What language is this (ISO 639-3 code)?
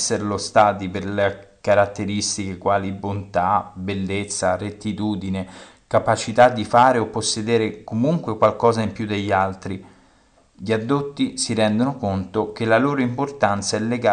ita